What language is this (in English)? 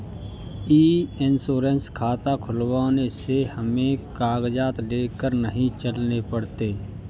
Hindi